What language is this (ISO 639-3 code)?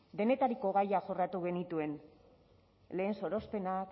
eus